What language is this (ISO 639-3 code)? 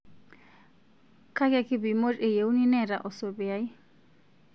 mas